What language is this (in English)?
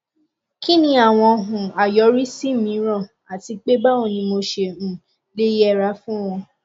Yoruba